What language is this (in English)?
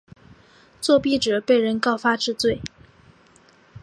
Chinese